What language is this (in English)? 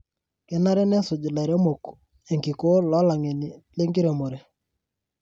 Masai